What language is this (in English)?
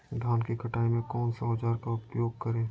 Magahi